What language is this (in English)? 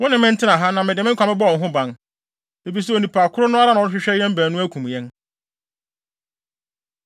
Akan